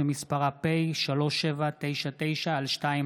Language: Hebrew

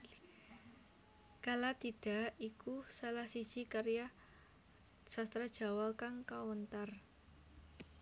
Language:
Javanese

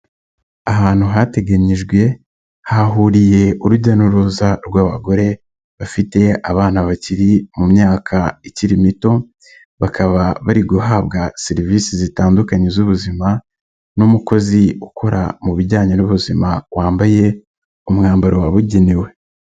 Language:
Kinyarwanda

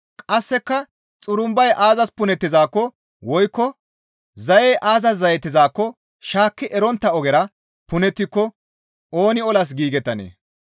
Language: Gamo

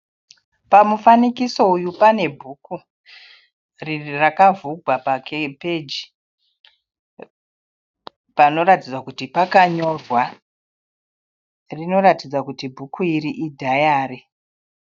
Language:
Shona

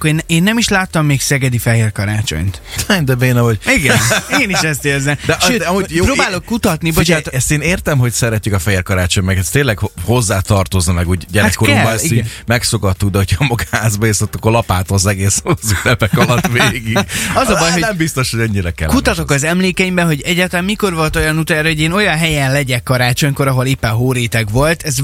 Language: Hungarian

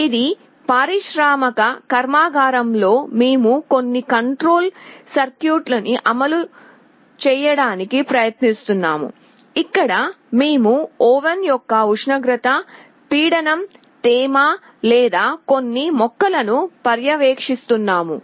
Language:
Telugu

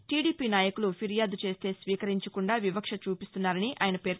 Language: Telugu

